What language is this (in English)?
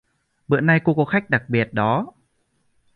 Vietnamese